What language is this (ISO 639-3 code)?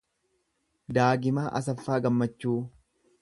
orm